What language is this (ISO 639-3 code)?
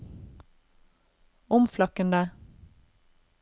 nor